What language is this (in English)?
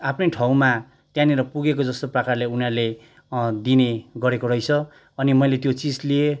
Nepali